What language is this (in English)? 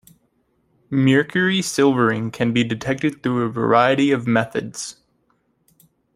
English